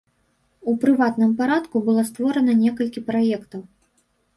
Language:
Belarusian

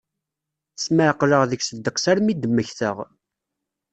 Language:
Kabyle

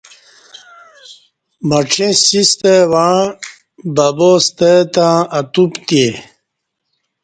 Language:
Kati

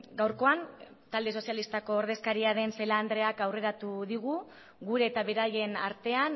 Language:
Basque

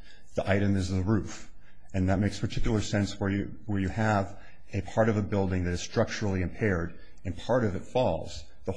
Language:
English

